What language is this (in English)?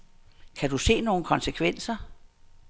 Danish